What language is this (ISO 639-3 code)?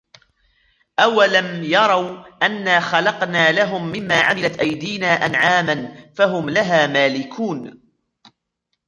ara